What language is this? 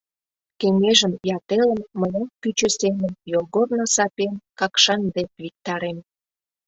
Mari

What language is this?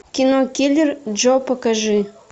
Russian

